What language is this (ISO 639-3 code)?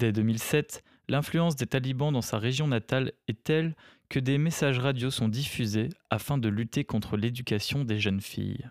fra